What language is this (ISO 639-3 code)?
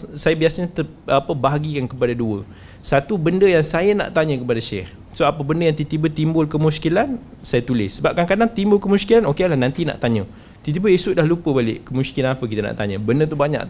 msa